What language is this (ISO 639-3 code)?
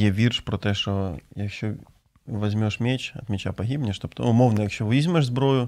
ukr